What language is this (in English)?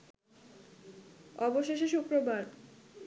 Bangla